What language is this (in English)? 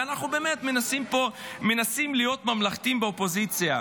Hebrew